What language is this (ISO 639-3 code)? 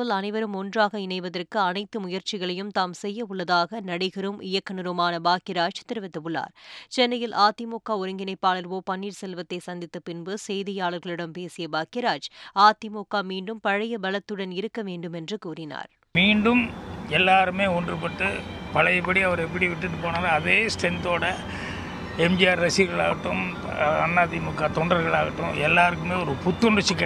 tam